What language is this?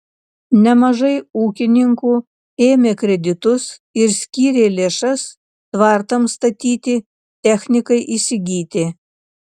Lithuanian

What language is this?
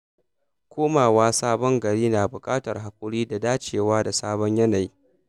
Hausa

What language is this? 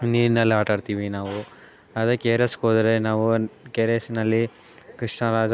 Kannada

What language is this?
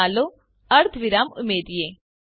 Gujarati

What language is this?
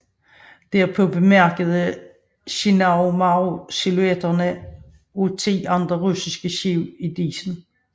Danish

